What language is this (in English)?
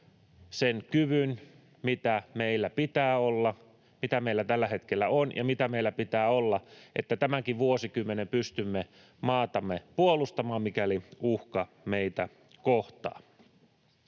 Finnish